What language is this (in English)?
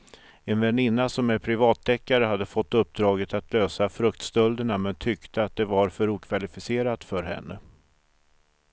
Swedish